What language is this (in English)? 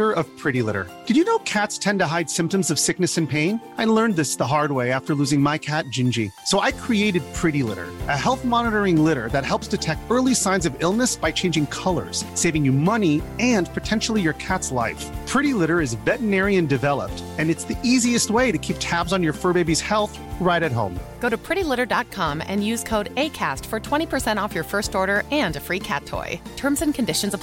Swedish